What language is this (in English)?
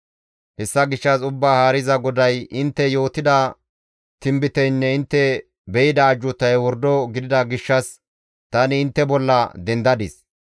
Gamo